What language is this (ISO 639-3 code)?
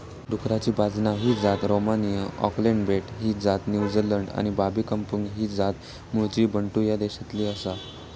mar